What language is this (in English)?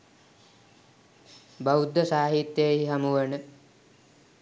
Sinhala